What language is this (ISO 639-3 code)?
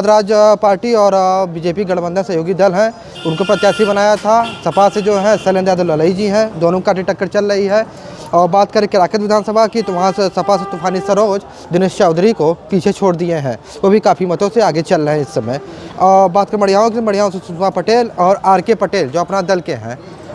hin